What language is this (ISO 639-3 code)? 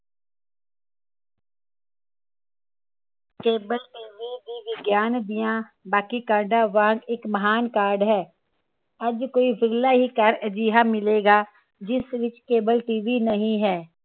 pan